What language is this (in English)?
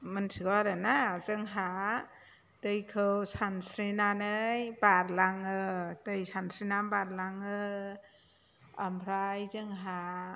Bodo